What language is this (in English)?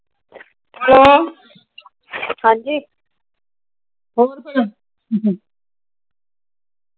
Punjabi